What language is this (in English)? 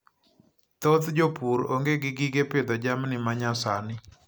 Luo (Kenya and Tanzania)